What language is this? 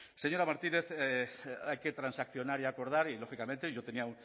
Spanish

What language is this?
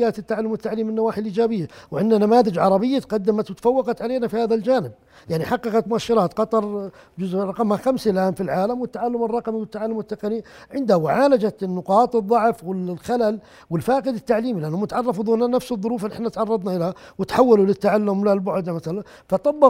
Arabic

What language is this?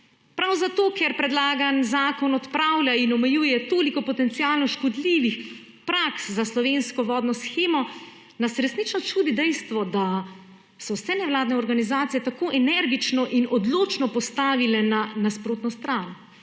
Slovenian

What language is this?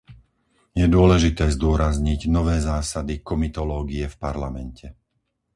Slovak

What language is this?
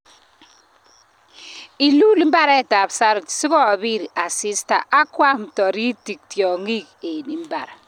Kalenjin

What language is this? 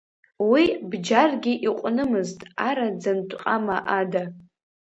Abkhazian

